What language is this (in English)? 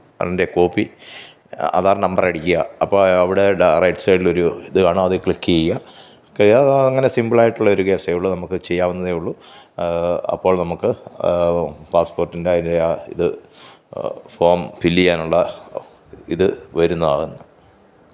Malayalam